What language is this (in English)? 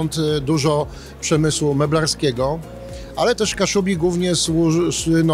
Polish